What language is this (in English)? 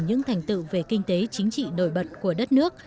Vietnamese